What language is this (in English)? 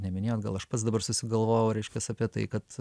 Lithuanian